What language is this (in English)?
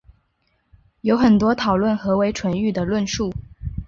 Chinese